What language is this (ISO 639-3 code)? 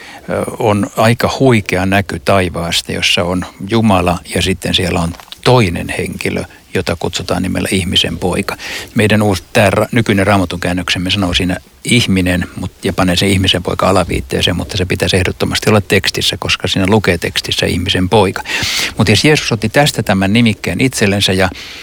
fin